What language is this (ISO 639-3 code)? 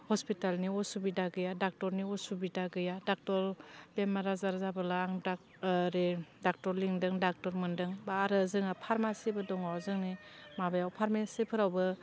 brx